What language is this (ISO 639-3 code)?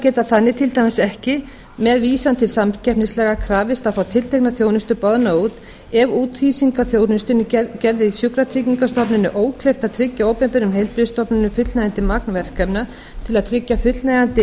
isl